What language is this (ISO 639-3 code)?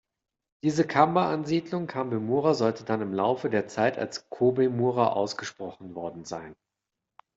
deu